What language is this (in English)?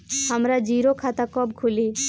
Bhojpuri